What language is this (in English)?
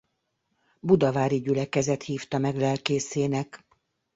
Hungarian